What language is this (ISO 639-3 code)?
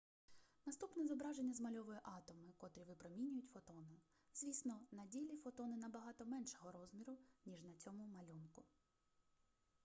ukr